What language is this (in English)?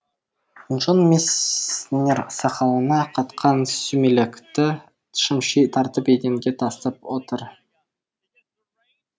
Kazakh